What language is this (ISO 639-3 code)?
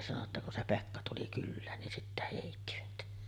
fin